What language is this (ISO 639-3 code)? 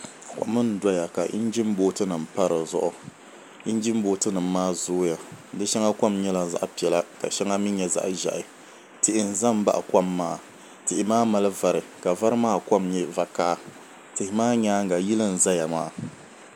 dag